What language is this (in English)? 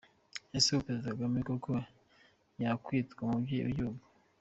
Kinyarwanda